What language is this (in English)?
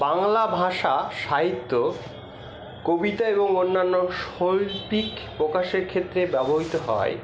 Bangla